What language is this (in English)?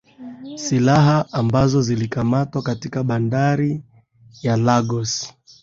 Swahili